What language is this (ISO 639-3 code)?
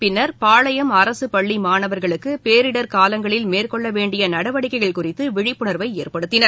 tam